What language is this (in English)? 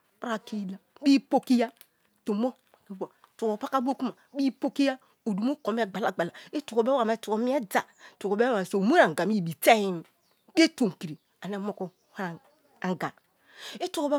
Kalabari